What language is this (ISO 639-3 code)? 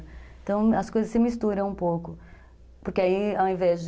por